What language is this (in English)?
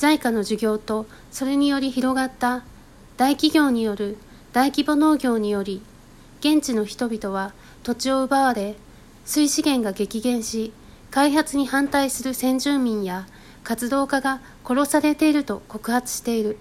Japanese